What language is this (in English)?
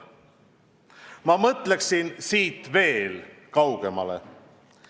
Estonian